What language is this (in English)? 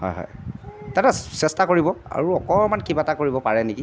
Assamese